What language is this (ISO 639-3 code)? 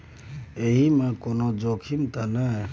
mai